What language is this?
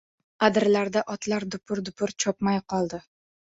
Uzbek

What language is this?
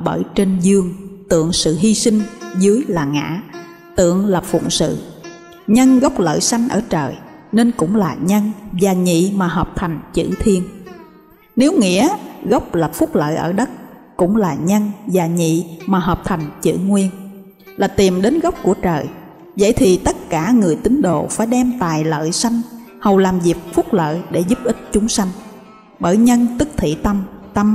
Vietnamese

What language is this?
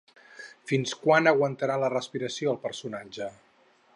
Catalan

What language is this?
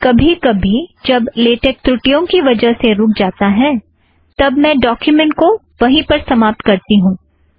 Hindi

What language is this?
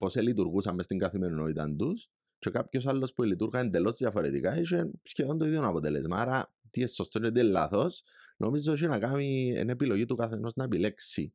Greek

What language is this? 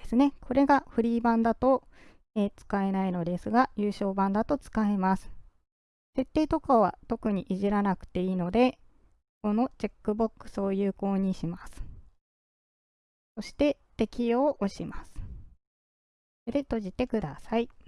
Japanese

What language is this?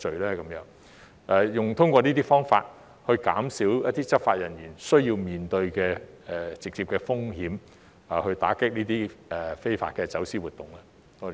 Cantonese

